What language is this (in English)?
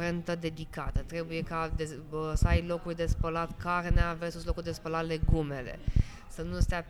Romanian